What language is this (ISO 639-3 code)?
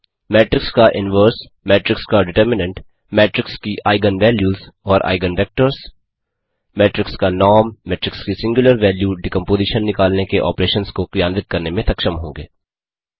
hin